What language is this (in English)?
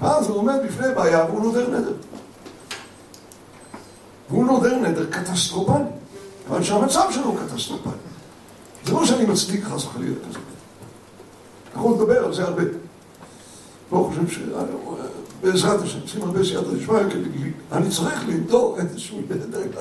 Hebrew